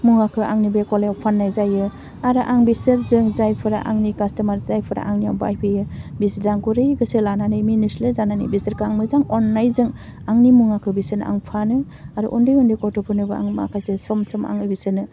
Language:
Bodo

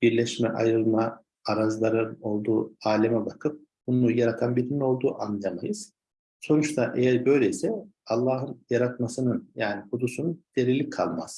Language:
Turkish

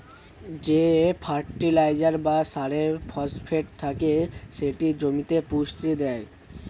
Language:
Bangla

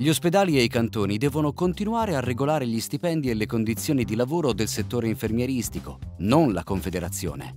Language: Italian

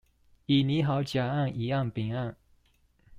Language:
Chinese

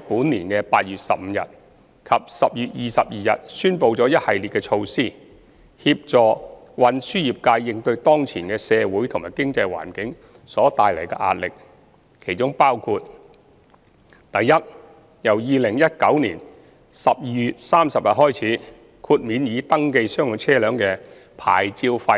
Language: Cantonese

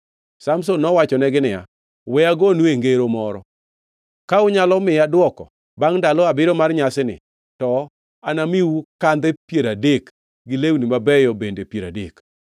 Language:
Luo (Kenya and Tanzania)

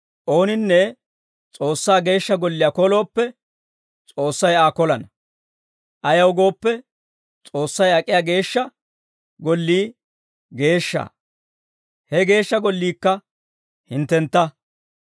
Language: Dawro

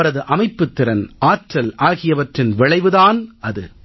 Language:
Tamil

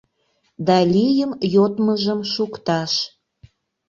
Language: Mari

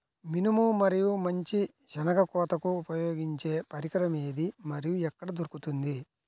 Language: Telugu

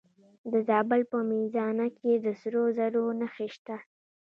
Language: Pashto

